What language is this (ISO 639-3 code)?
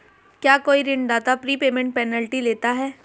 hin